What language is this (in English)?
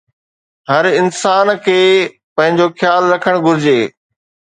Sindhi